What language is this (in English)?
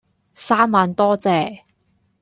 Cantonese